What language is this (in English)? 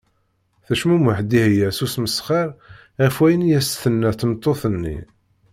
Kabyle